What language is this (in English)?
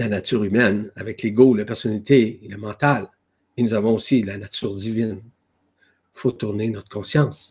French